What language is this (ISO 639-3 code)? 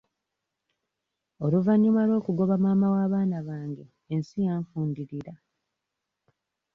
lug